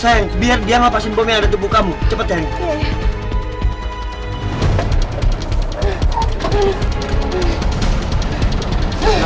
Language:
Indonesian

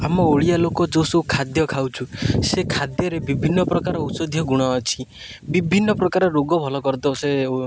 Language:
Odia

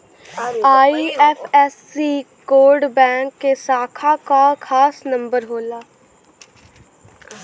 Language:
Bhojpuri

